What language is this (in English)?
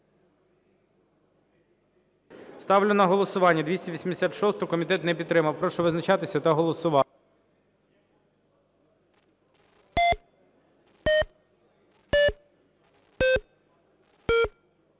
Ukrainian